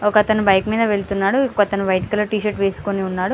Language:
Telugu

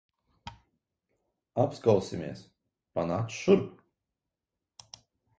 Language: Latvian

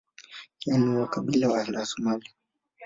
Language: Swahili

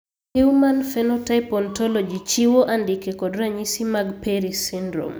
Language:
Luo (Kenya and Tanzania)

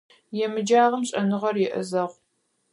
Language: Adyghe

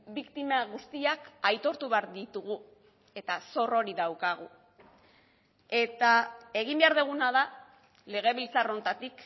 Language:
Basque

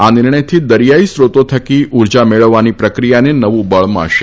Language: Gujarati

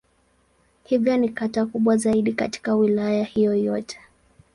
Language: Swahili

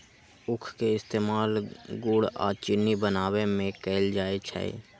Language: Magahi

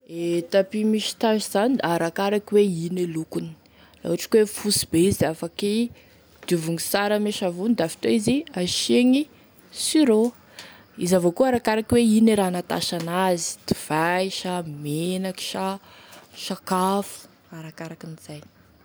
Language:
Tesaka Malagasy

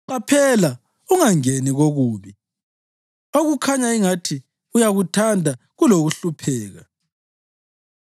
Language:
North Ndebele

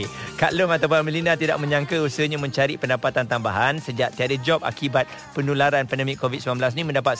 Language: Malay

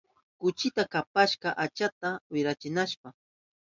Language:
Southern Pastaza Quechua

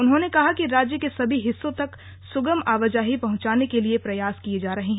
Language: Hindi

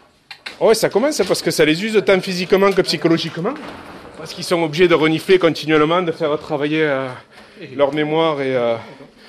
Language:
French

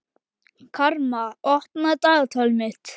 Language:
Icelandic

